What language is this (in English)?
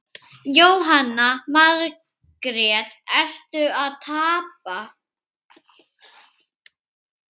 Icelandic